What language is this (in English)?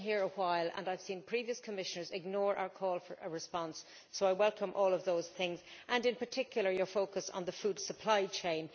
English